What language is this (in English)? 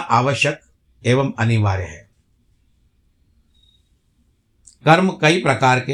Hindi